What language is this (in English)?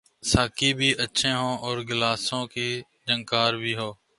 Urdu